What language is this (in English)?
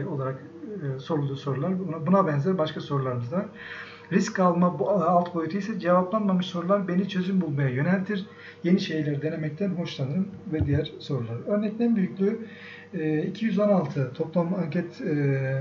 Turkish